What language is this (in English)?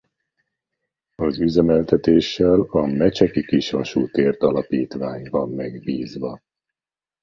Hungarian